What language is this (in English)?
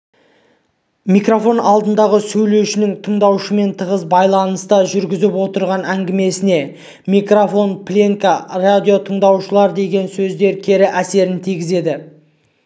Kazakh